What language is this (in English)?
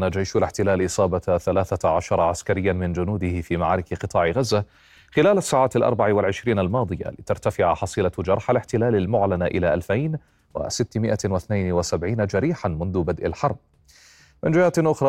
Arabic